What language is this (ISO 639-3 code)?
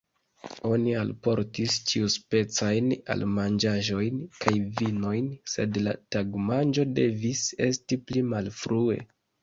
epo